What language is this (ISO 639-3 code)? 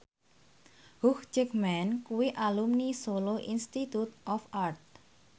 jav